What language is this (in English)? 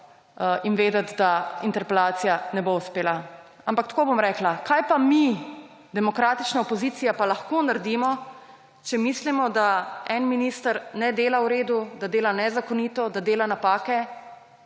Slovenian